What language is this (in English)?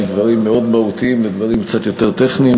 Hebrew